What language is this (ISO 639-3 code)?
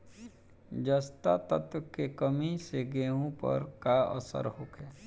bho